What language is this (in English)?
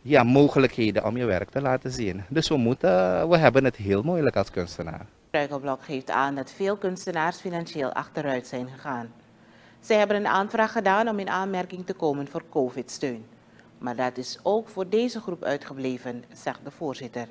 Dutch